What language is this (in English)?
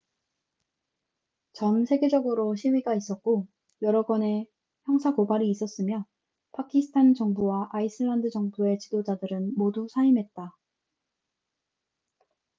Korean